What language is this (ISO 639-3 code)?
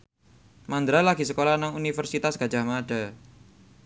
jav